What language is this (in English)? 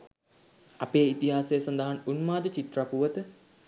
Sinhala